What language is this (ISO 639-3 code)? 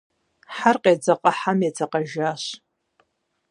kbd